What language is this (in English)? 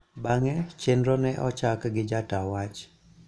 Luo (Kenya and Tanzania)